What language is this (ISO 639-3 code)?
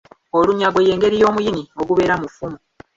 lug